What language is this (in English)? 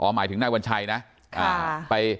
Thai